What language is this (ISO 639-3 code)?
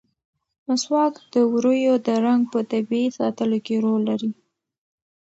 pus